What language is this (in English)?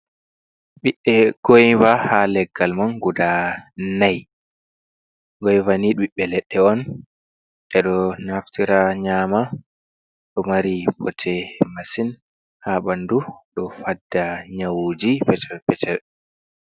Fula